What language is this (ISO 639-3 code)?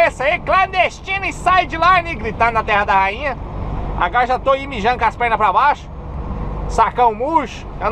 por